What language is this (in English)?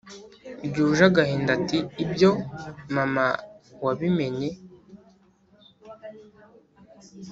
Kinyarwanda